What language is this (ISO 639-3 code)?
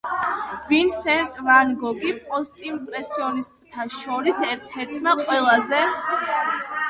kat